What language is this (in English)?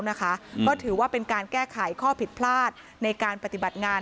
Thai